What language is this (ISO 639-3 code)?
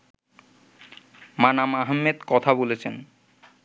ben